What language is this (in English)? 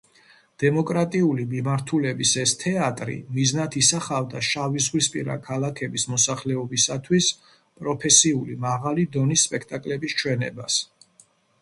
Georgian